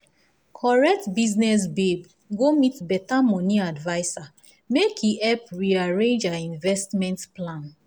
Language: Nigerian Pidgin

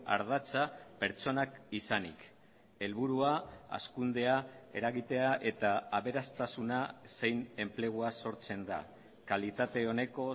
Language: Basque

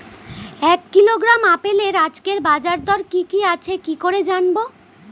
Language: Bangla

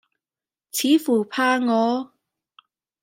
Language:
Cantonese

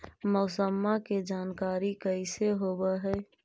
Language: Magahi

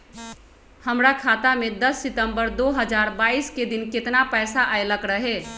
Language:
Magahi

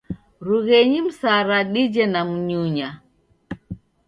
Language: Taita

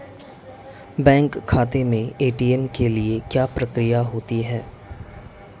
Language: Hindi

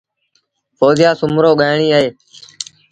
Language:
Sindhi Bhil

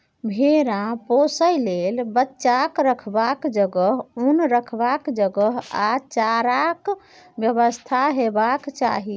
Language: Maithili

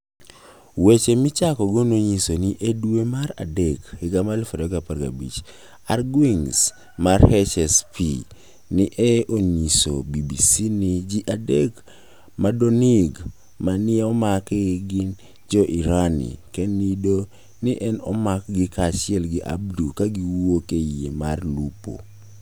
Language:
Luo (Kenya and Tanzania)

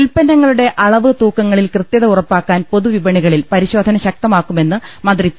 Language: Malayalam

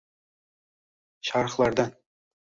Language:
Uzbek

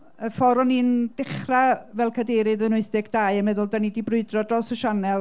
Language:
Welsh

